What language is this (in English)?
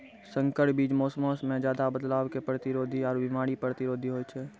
Maithili